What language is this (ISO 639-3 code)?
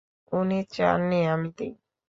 ben